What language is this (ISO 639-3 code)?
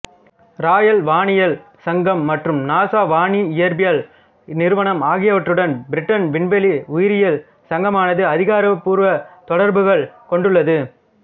tam